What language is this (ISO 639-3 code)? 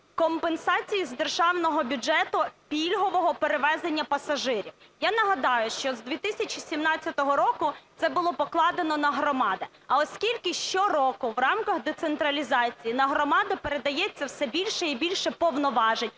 ukr